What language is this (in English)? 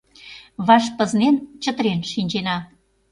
Mari